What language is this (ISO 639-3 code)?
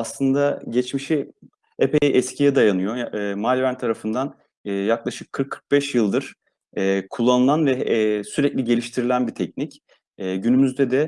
tur